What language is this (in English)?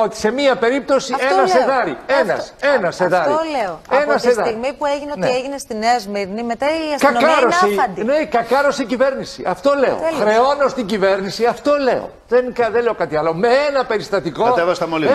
Greek